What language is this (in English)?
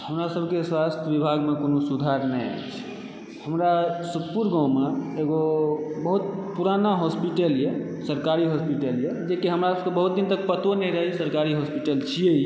Maithili